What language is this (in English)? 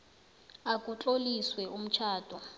South Ndebele